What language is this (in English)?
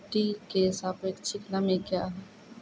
Maithili